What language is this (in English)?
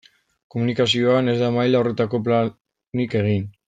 Basque